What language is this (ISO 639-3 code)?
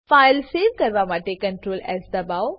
guj